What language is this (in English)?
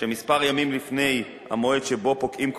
Hebrew